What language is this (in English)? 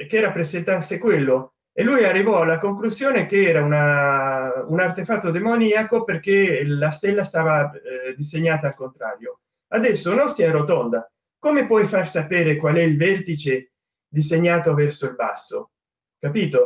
Italian